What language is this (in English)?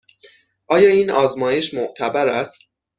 Persian